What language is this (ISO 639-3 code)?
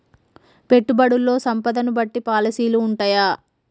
tel